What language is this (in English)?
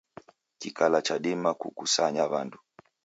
Taita